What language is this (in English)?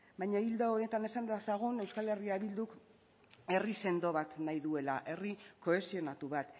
Basque